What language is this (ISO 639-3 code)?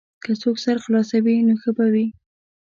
pus